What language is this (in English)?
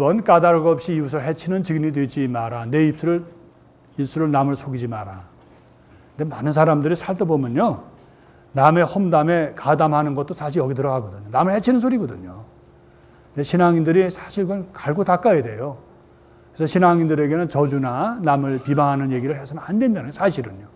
Korean